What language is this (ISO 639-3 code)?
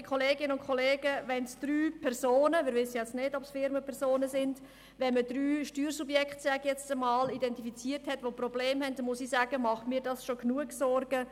gsw